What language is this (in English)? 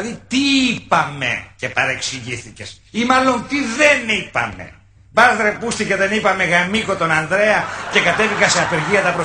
Greek